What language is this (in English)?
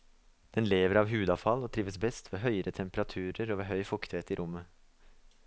Norwegian